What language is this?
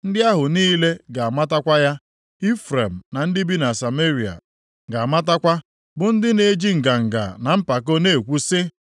Igbo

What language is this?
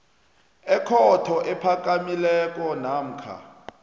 South Ndebele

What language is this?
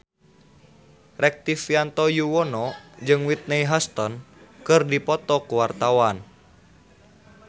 Sundanese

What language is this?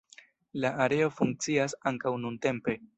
Esperanto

